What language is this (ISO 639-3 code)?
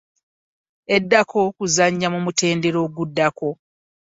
lug